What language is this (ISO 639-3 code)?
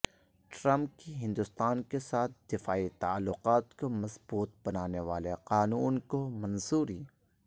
urd